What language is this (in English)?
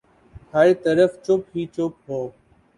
Urdu